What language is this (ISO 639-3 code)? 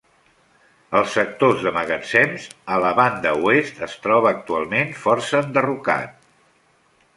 cat